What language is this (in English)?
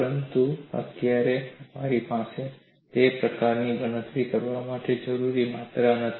Gujarati